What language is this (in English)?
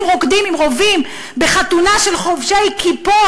Hebrew